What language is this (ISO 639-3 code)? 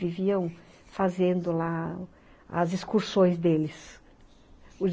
por